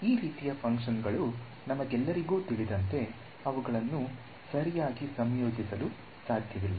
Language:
Kannada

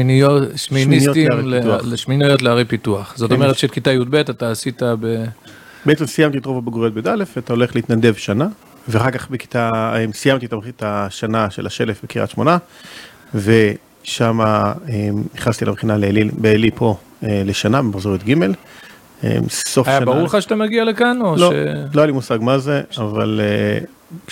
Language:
Hebrew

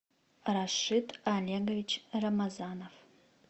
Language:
Russian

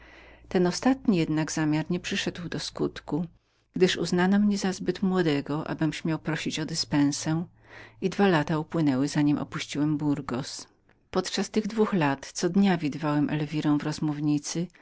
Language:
Polish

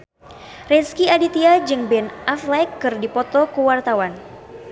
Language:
Sundanese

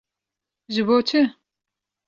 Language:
Kurdish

